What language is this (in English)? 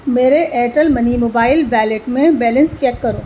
Urdu